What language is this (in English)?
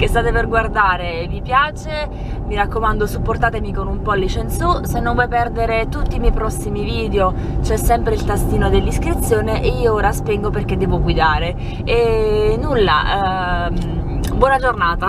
Italian